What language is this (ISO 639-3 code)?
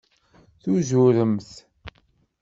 kab